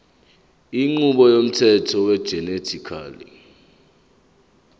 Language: Zulu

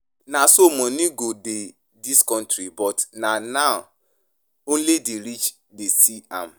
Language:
Nigerian Pidgin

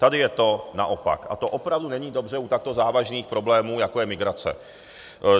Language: Czech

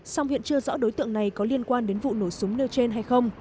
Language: Vietnamese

